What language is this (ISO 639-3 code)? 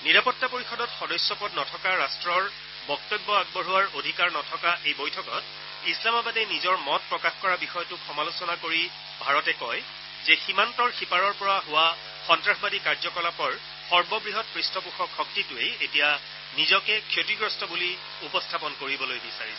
asm